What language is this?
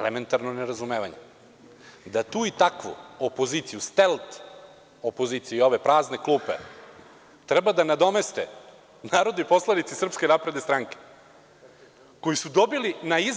Serbian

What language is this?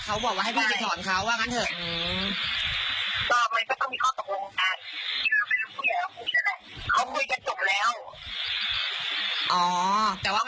Thai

